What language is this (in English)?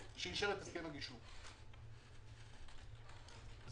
Hebrew